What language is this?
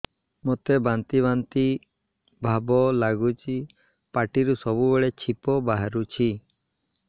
Odia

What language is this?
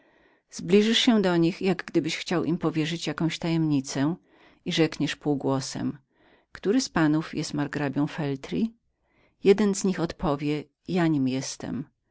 Polish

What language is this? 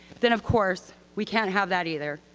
English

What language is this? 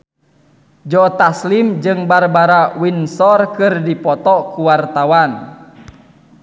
Sundanese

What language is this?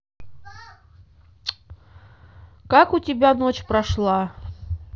Russian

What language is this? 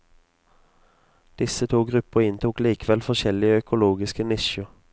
Norwegian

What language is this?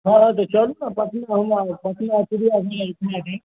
Maithili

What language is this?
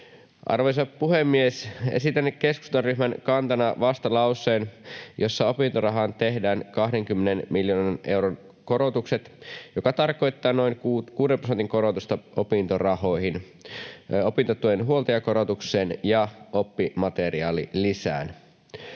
Finnish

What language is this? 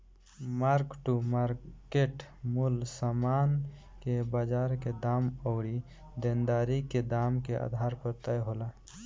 Bhojpuri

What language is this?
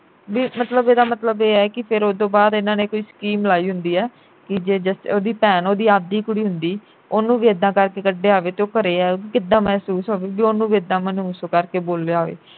Punjabi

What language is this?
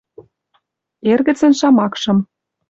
Western Mari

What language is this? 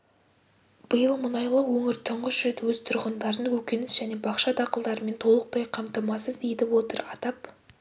Kazakh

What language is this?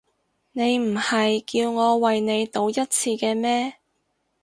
Cantonese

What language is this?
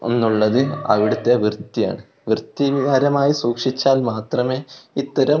Malayalam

